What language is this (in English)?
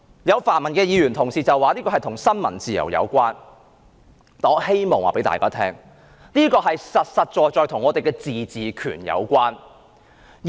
Cantonese